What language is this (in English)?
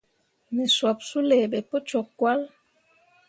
Mundang